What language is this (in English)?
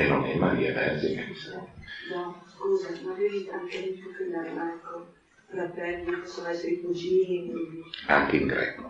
Italian